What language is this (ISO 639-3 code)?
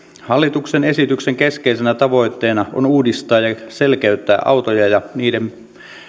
fin